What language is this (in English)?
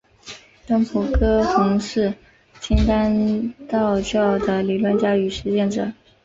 Chinese